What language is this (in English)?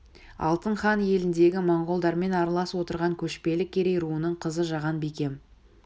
Kazakh